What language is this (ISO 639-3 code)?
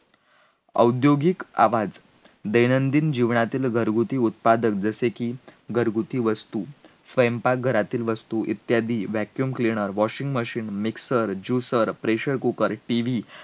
mar